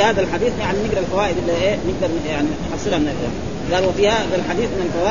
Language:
Arabic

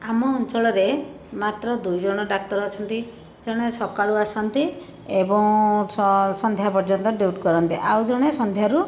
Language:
Odia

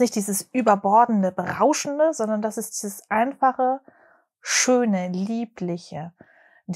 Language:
German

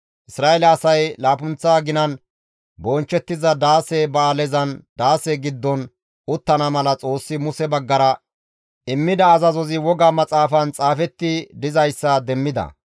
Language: Gamo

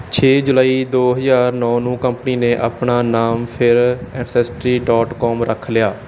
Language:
Punjabi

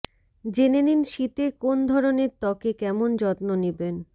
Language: Bangla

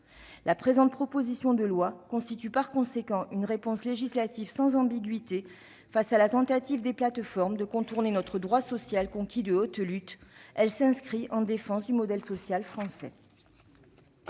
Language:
French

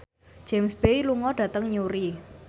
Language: Javanese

